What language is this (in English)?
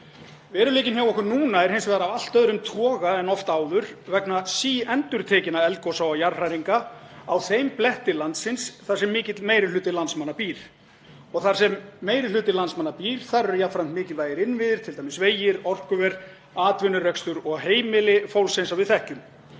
Icelandic